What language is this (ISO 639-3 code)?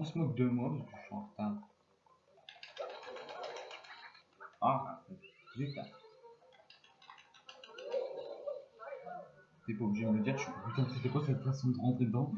fra